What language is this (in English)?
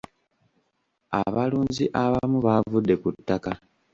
Ganda